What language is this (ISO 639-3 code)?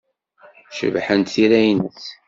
kab